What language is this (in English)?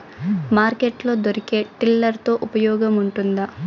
Telugu